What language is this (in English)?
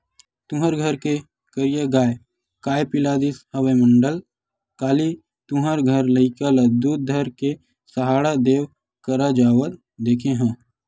Chhattisgarhi